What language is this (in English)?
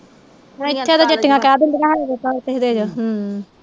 Punjabi